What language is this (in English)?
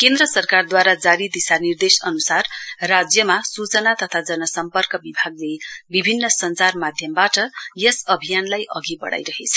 Nepali